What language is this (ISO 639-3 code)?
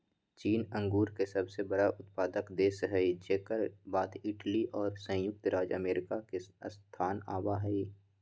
mag